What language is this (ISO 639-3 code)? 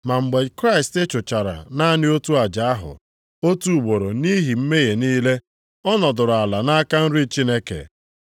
ibo